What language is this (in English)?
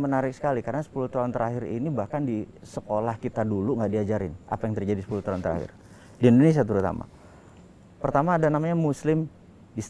Indonesian